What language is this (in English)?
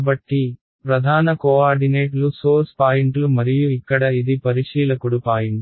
Telugu